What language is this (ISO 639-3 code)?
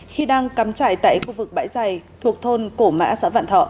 vie